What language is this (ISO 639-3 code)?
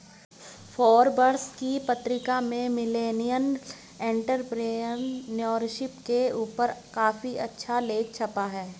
hin